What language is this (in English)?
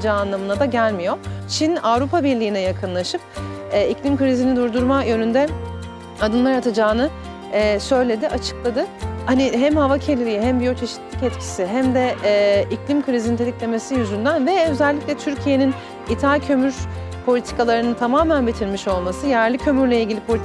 Turkish